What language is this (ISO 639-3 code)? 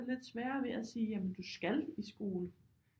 dan